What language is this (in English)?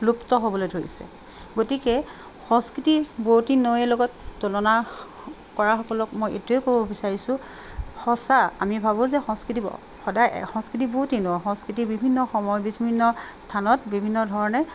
Assamese